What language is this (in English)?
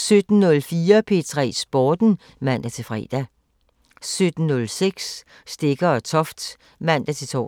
Danish